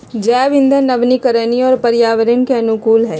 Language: Magahi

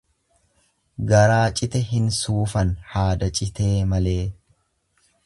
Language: Oromo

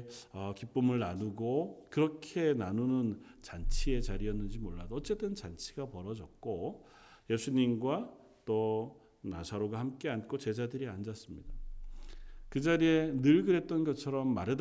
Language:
Korean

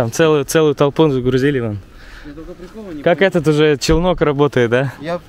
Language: Russian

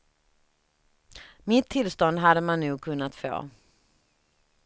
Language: Swedish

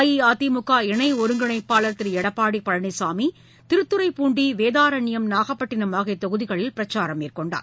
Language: Tamil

